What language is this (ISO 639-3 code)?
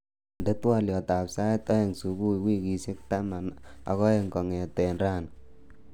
kln